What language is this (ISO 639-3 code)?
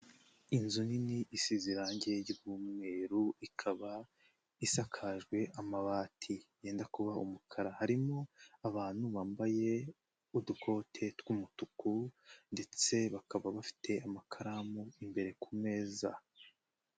kin